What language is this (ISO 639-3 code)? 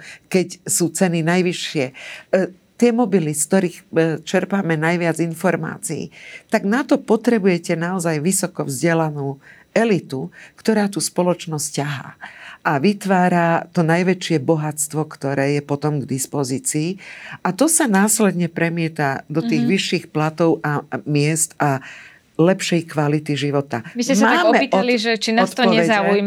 slk